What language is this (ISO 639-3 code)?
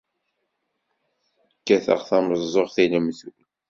kab